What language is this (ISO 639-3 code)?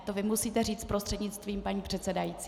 ces